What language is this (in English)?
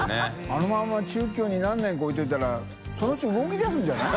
Japanese